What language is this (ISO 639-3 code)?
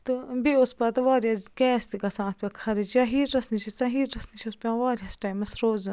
kas